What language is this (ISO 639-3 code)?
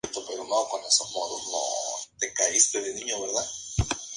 spa